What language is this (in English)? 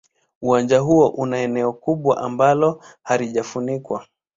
Swahili